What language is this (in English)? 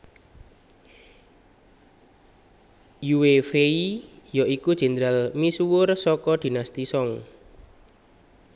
Javanese